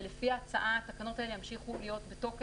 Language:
Hebrew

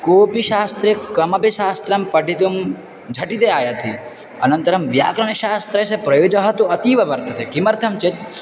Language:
Sanskrit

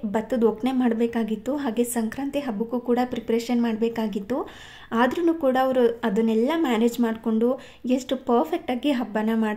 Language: Hindi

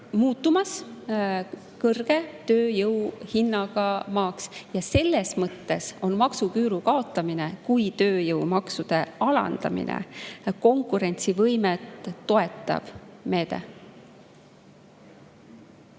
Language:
Estonian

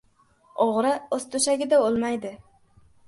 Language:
Uzbek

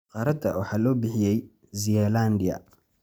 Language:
Somali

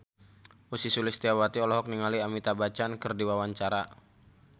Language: Sundanese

